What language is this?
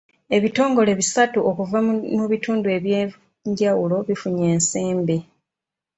Ganda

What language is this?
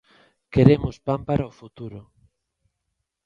Galician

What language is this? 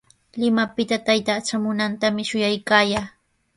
Sihuas Ancash Quechua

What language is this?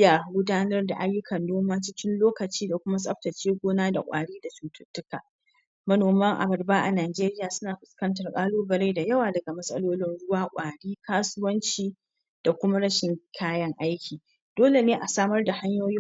Hausa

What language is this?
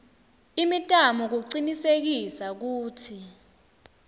Swati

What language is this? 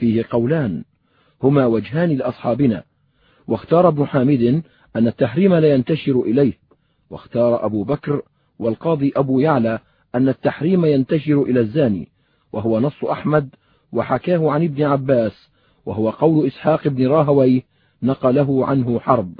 Arabic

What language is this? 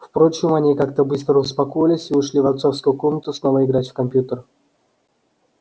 Russian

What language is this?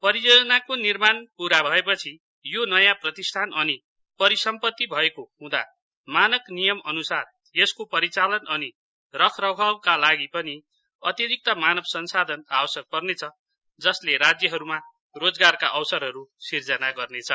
Nepali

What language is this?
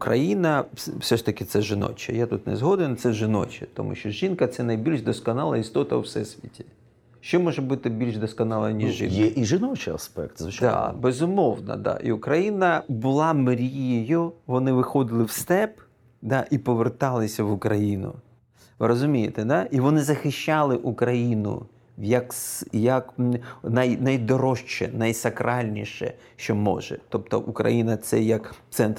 Ukrainian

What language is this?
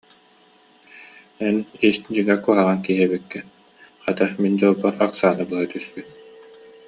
Yakut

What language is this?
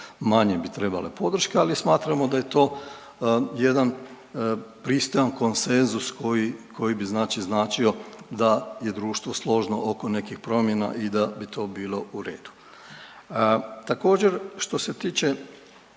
Croatian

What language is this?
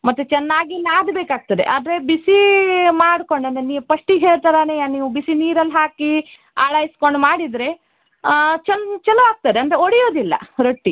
Kannada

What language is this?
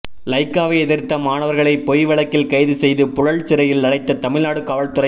Tamil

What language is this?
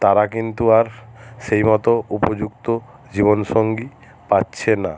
Bangla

